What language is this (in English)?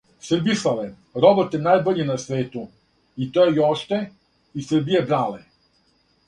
Serbian